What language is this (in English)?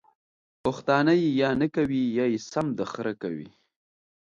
Pashto